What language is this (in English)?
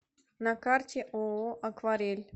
Russian